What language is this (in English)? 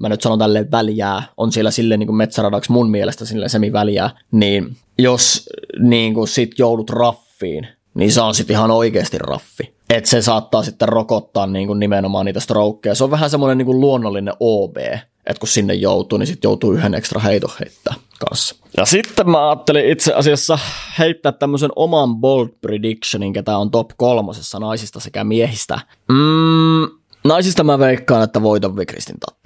Finnish